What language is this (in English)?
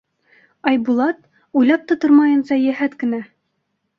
Bashkir